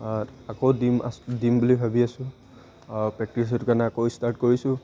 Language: Assamese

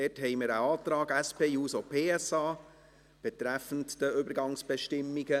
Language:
Swiss German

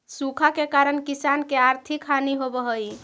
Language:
Magahi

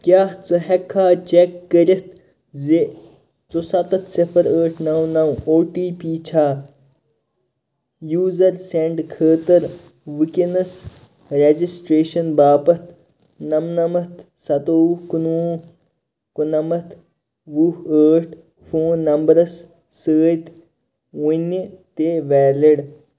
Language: Kashmiri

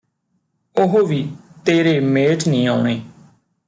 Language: Punjabi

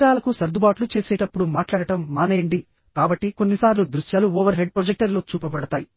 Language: Telugu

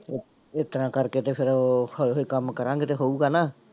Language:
Punjabi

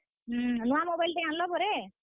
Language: Odia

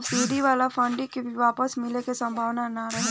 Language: Bhojpuri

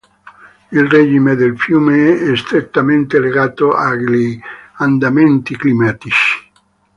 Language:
Italian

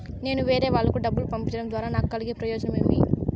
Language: Telugu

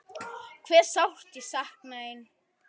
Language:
Icelandic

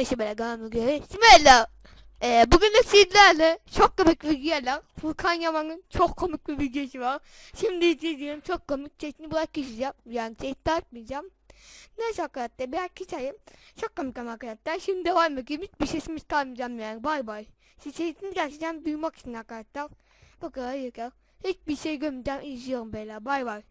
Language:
Turkish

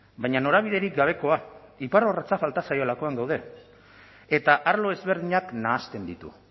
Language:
Basque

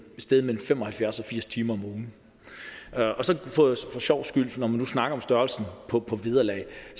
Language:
Danish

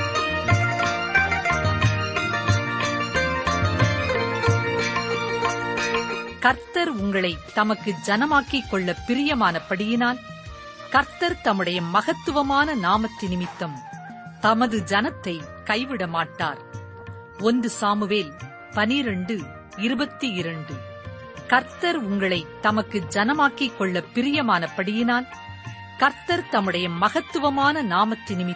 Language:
Tamil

